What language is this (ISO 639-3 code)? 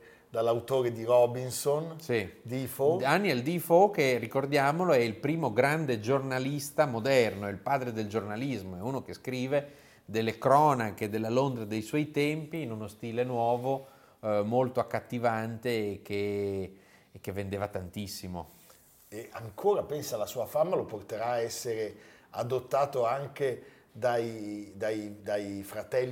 ita